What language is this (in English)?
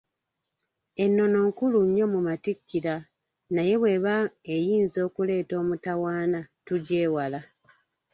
Ganda